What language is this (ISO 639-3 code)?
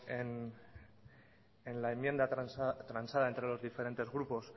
spa